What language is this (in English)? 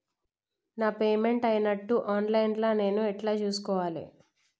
Telugu